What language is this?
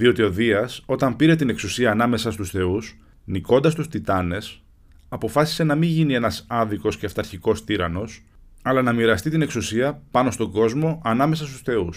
Greek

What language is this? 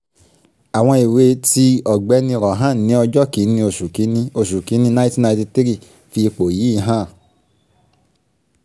Yoruba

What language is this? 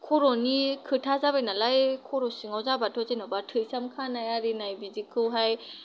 Bodo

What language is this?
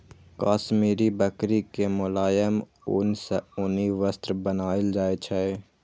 Maithili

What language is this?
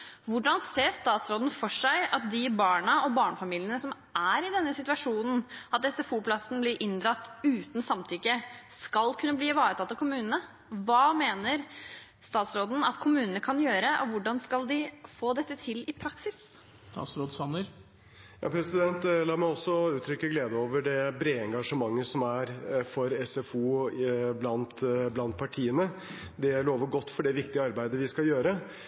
Norwegian Bokmål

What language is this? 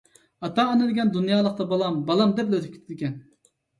Uyghur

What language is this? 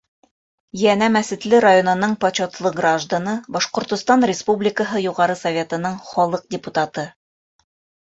Bashkir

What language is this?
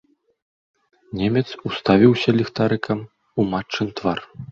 Belarusian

